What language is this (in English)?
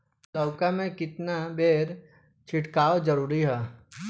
Bhojpuri